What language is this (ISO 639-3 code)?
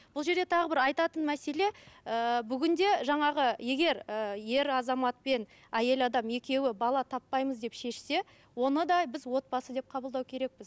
kaz